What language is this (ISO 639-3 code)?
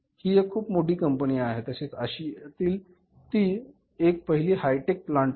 mar